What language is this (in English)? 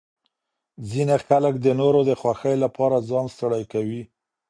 Pashto